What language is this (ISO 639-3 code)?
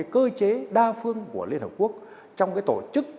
vie